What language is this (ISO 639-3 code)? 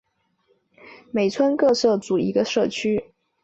zho